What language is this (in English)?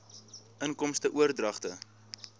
Afrikaans